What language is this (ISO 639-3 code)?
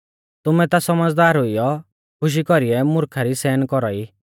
bfz